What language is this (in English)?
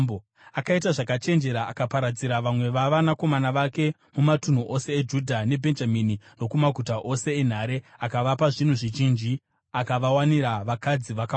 Shona